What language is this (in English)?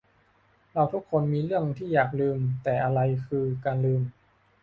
Thai